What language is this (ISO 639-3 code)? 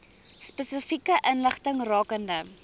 afr